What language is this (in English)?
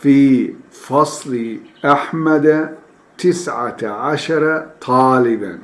Turkish